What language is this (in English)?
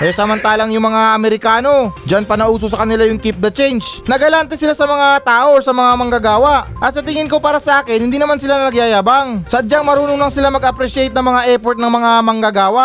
Filipino